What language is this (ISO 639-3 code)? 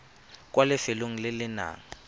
tsn